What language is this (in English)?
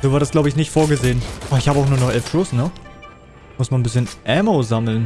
German